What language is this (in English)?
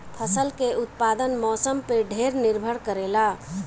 Bhojpuri